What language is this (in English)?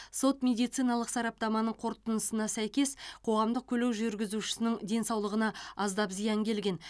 Kazakh